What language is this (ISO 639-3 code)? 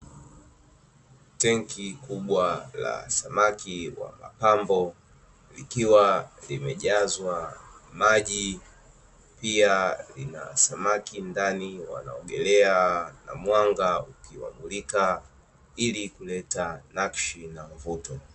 swa